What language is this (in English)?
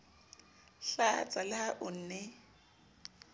Southern Sotho